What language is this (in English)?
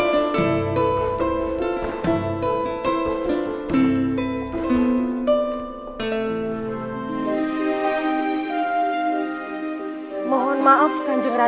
Indonesian